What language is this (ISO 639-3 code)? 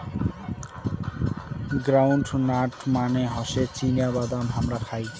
ben